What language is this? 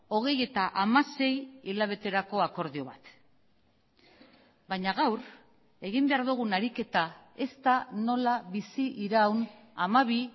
Basque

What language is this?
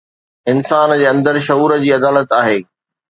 Sindhi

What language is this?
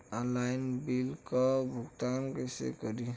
Bhojpuri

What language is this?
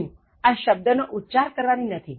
Gujarati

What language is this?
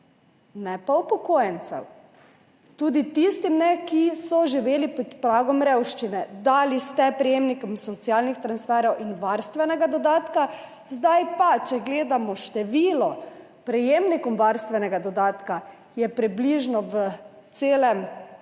Slovenian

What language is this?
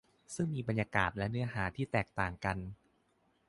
Thai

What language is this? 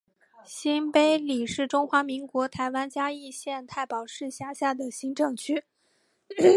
Chinese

